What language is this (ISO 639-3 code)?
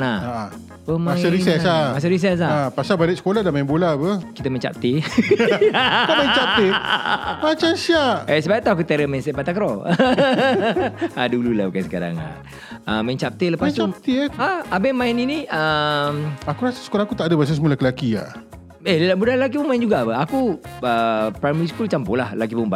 msa